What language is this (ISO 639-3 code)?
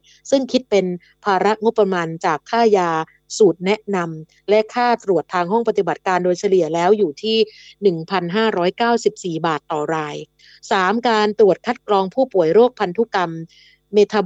tha